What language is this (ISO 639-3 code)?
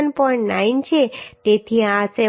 guj